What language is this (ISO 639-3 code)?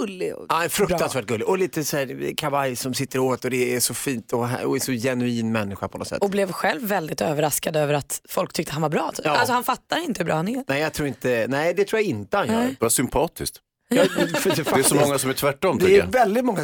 swe